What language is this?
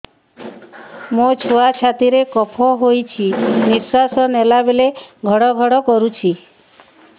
Odia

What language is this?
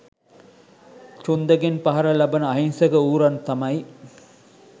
Sinhala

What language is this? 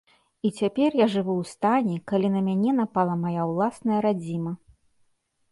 Belarusian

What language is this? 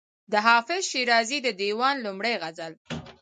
Pashto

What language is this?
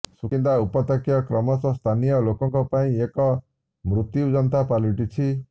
Odia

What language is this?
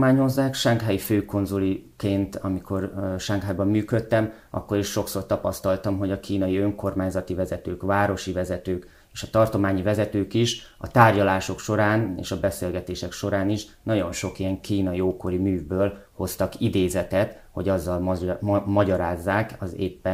Hungarian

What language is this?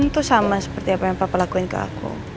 Indonesian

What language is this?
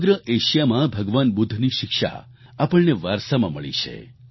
Gujarati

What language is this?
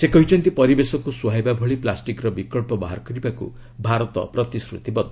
Odia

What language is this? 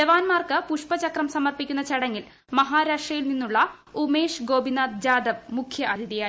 Malayalam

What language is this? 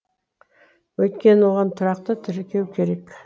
Kazakh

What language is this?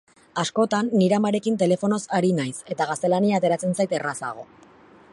Basque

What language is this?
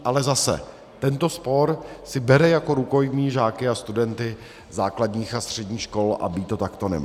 Czech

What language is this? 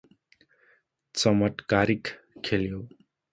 Nepali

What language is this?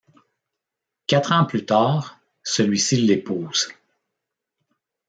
French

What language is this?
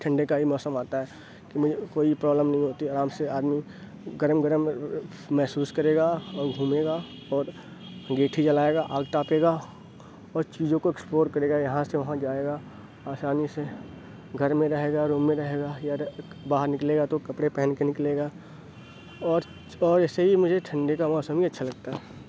Urdu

